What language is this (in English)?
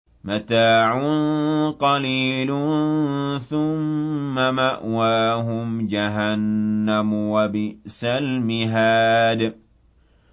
Arabic